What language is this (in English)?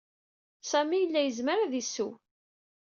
Kabyle